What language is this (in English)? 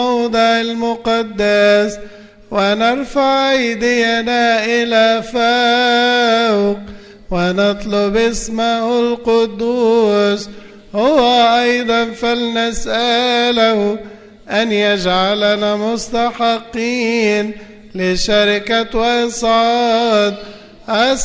Arabic